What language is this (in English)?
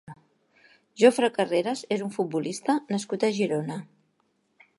Catalan